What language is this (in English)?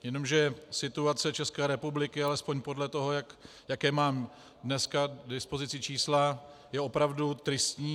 Czech